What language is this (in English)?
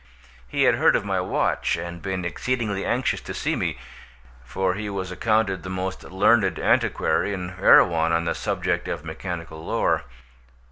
English